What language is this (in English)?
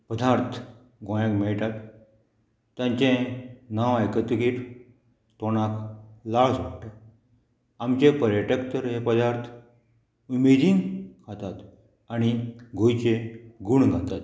Konkani